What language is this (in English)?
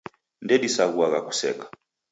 Taita